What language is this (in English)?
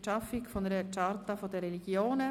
Swiss German